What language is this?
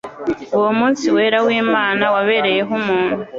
Kinyarwanda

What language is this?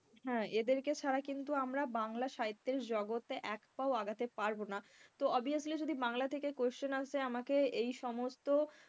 Bangla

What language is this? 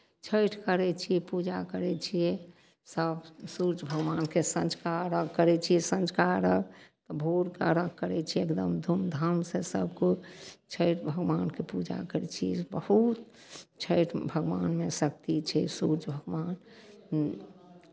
Maithili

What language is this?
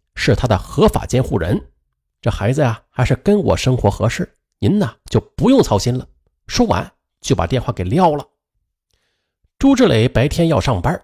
Chinese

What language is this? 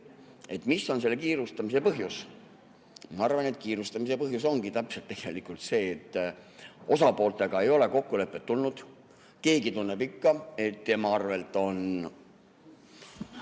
Estonian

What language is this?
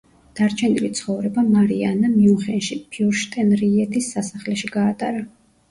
Georgian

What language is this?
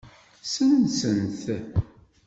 Kabyle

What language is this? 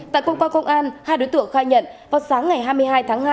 Vietnamese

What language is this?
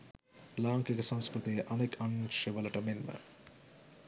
Sinhala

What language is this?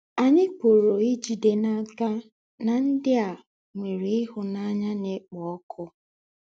Igbo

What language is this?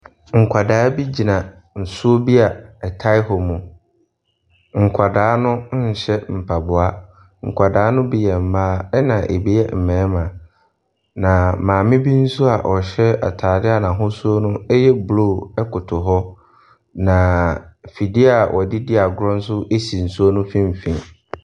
Akan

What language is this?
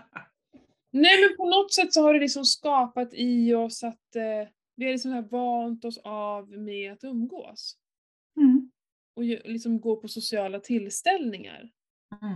Swedish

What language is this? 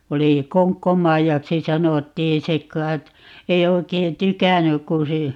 Finnish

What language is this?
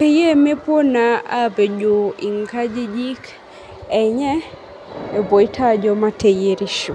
Masai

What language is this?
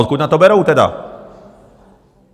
Czech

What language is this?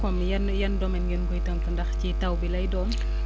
Wolof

